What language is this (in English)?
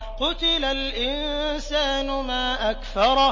Arabic